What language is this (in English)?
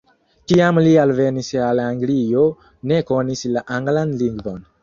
Esperanto